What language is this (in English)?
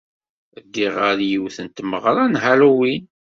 Kabyle